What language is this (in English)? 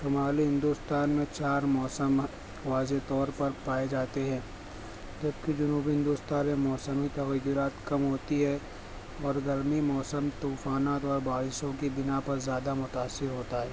Urdu